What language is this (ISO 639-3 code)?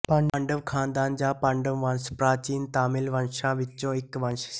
pan